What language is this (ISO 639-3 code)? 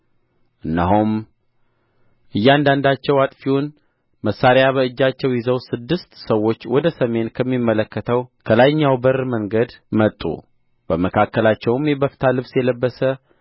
amh